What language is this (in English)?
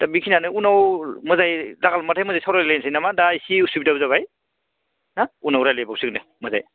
Bodo